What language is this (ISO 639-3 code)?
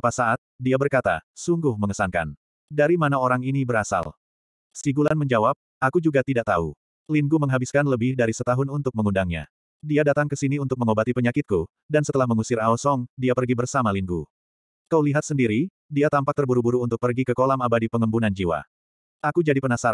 ind